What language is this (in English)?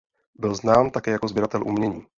Czech